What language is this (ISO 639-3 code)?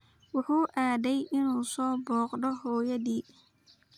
som